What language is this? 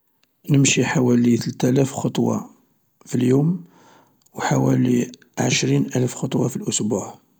Algerian Arabic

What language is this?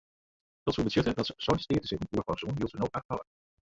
Western Frisian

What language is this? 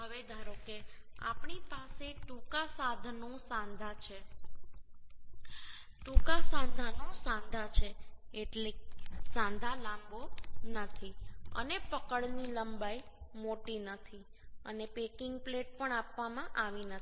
Gujarati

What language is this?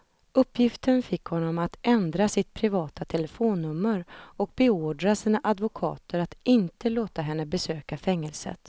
Swedish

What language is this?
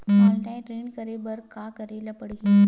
Chhattisgarhi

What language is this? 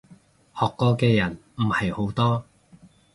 Cantonese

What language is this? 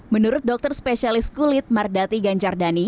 Indonesian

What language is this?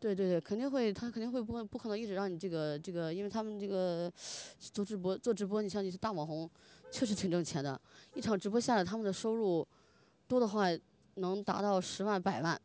Chinese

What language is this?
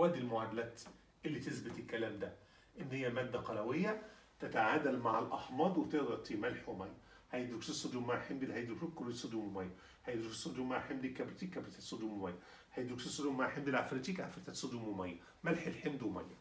Arabic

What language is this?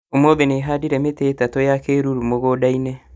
Kikuyu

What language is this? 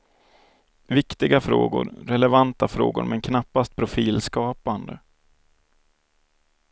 Swedish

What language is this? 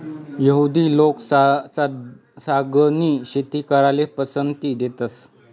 Marathi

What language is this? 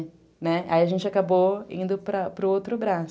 Portuguese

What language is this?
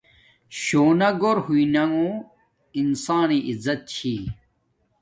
Domaaki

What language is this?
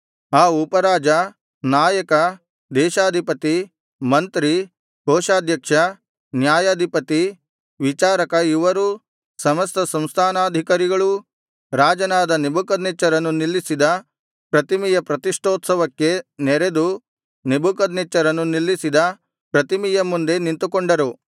Kannada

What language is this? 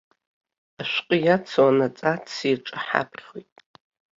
Abkhazian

